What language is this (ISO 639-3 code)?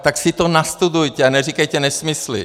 ces